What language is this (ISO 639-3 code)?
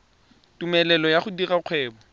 tsn